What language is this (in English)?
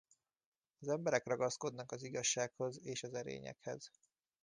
Hungarian